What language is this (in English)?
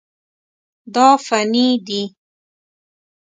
Pashto